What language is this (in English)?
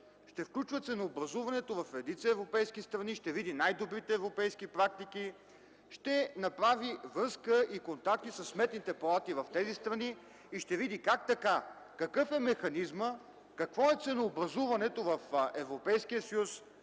Bulgarian